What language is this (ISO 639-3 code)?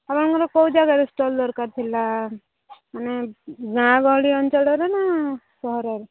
ori